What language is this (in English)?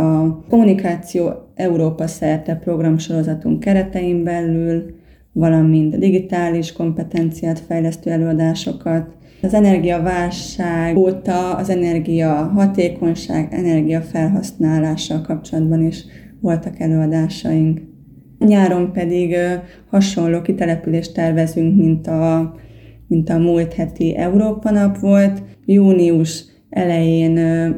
Hungarian